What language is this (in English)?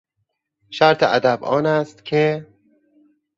Persian